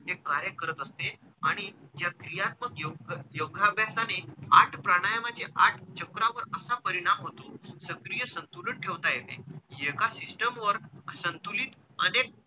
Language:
Marathi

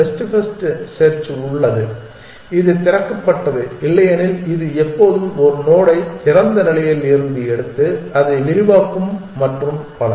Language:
Tamil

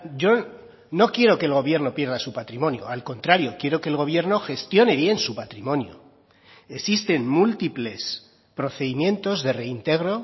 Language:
Spanish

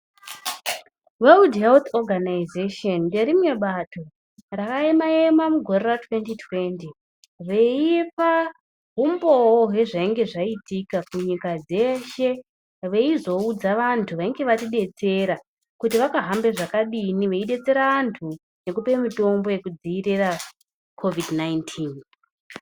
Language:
Ndau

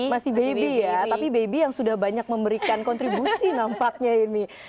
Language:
Indonesian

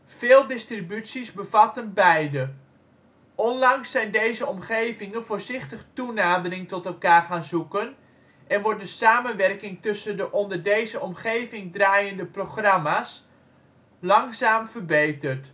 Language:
Dutch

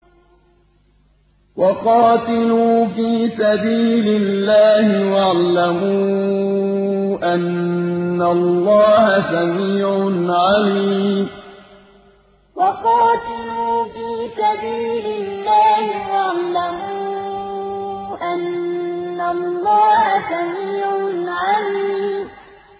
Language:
Arabic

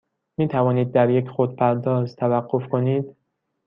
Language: Persian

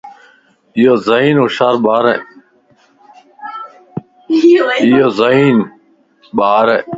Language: Lasi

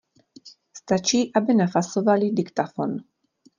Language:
Czech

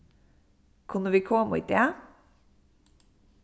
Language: Faroese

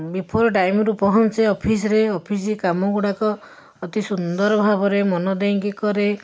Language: Odia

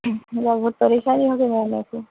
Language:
Urdu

